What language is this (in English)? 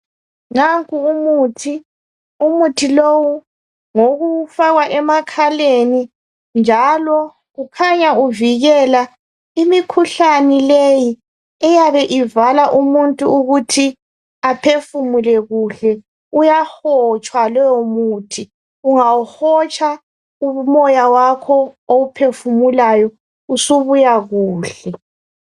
North Ndebele